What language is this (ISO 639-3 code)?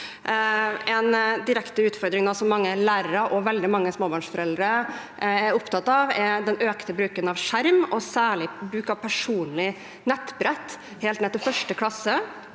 nor